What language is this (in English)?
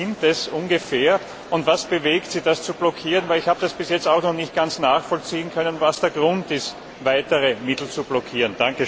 German